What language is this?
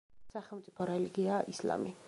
Georgian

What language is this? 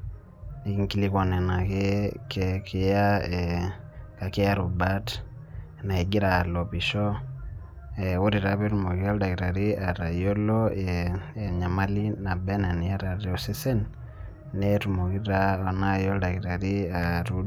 Masai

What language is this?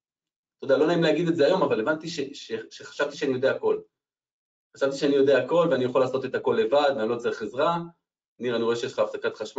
Hebrew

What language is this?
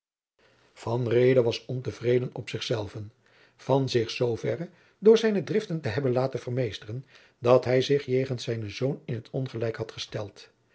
Dutch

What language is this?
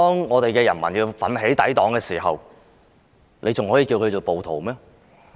Cantonese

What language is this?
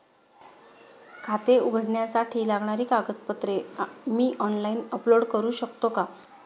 Marathi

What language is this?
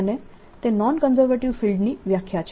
Gujarati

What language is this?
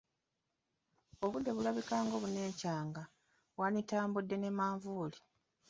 Ganda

